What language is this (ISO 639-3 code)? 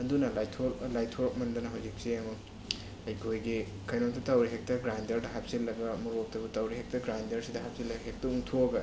mni